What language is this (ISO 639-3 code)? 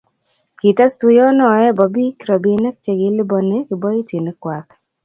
kln